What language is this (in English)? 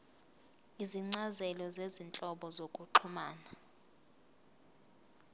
Zulu